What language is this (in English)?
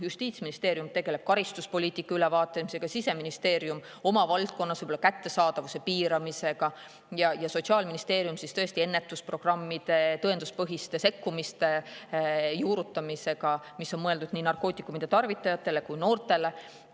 Estonian